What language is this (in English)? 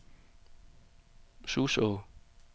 Danish